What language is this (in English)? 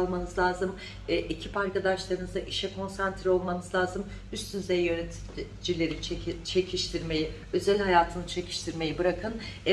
Turkish